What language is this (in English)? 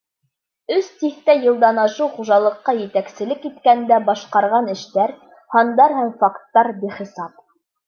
Bashkir